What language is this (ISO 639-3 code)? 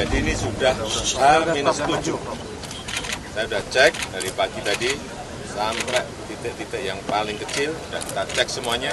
ind